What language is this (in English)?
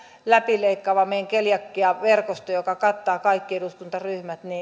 Finnish